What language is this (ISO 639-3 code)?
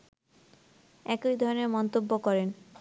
ben